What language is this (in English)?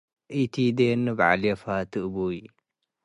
Tigre